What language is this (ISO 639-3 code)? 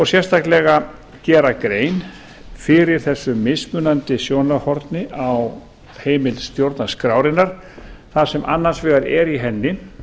isl